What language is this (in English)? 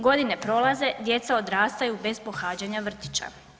Croatian